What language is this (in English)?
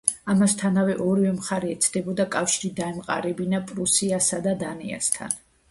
Georgian